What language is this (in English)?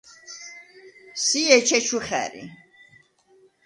Svan